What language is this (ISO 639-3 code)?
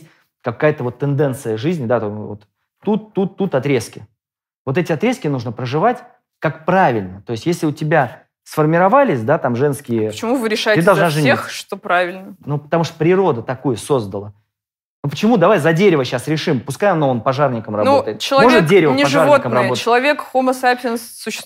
rus